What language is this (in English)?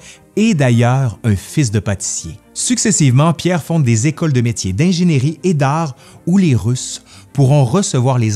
French